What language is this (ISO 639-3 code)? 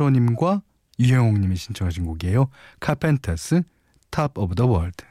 kor